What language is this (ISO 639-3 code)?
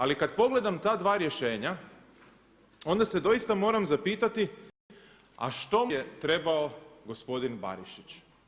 hrv